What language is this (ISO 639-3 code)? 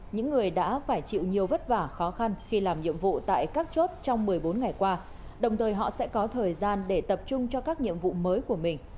vie